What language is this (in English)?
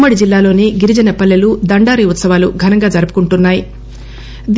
Telugu